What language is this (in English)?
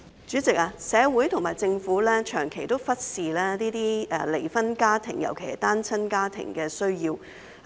Cantonese